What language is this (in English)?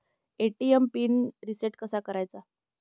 Marathi